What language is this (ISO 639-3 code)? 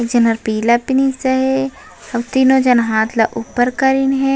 hne